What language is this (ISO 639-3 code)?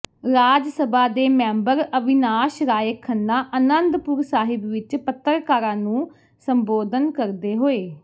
pan